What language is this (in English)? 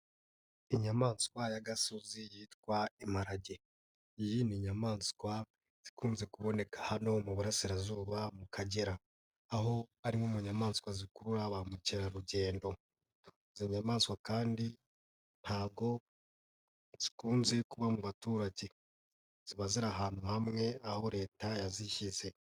Kinyarwanda